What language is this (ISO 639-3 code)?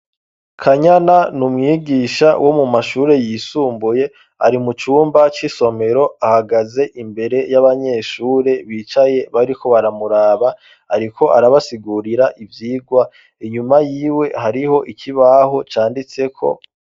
run